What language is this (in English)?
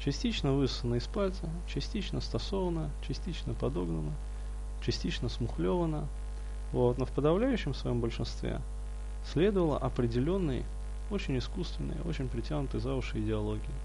Russian